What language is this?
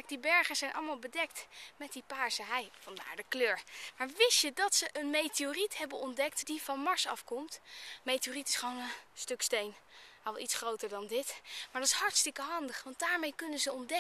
Dutch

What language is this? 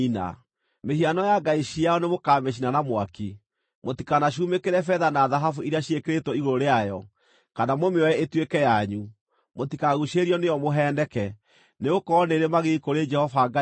Kikuyu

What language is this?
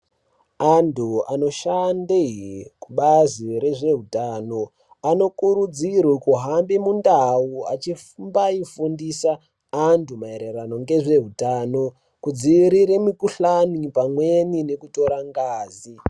Ndau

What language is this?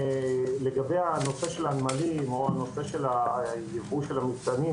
Hebrew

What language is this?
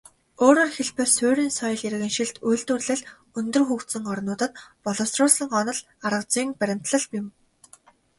Mongolian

